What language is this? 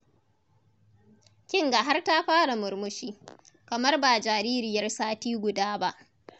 Hausa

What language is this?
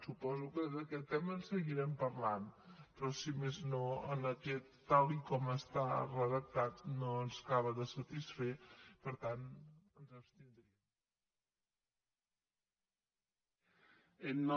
Catalan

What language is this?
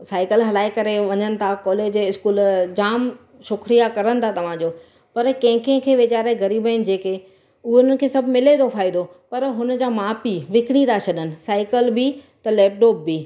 Sindhi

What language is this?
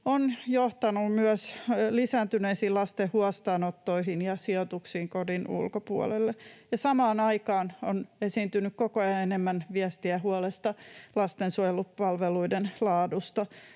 Finnish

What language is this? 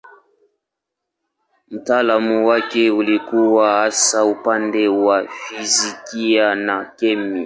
Swahili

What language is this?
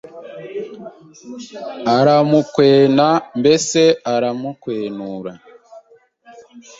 Kinyarwanda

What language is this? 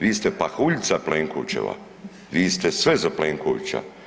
Croatian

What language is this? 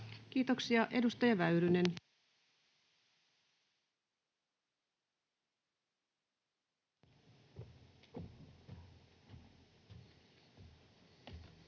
Finnish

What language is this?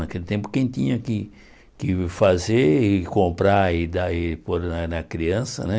Portuguese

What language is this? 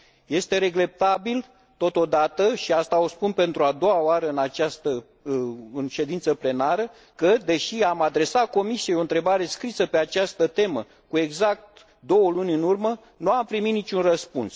Romanian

